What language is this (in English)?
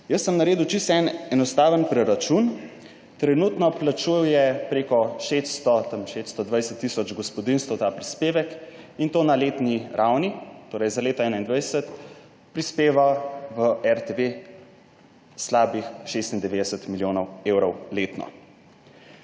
Slovenian